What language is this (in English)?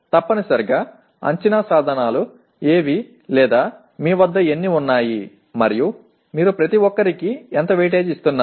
Telugu